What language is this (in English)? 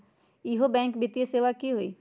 Magahi